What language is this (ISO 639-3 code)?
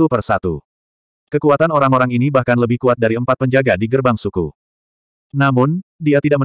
ind